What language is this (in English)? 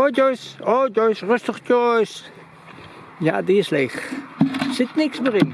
Dutch